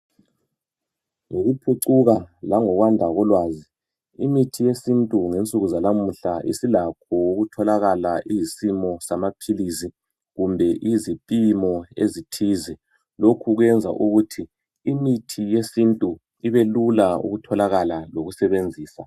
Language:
North Ndebele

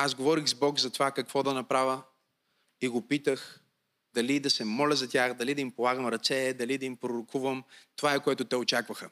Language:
Bulgarian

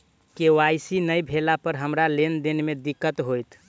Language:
Maithili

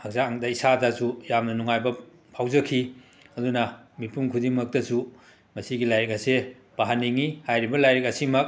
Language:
Manipuri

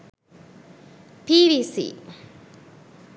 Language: Sinhala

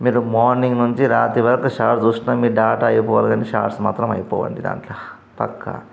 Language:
Telugu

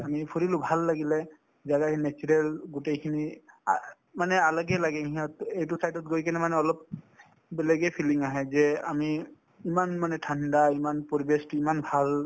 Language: Assamese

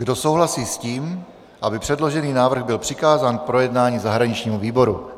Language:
Czech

